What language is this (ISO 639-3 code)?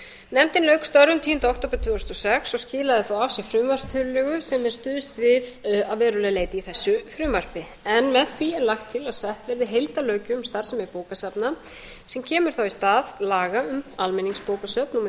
isl